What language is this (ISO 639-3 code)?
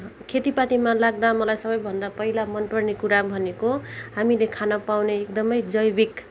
nep